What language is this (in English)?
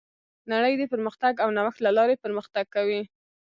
Pashto